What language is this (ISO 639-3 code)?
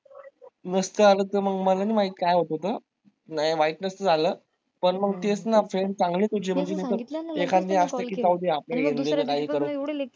mar